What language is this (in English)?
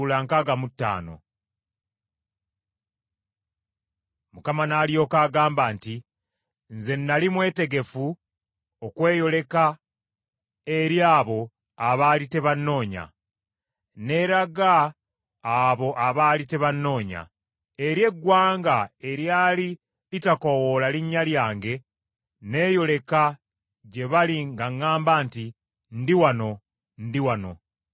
Ganda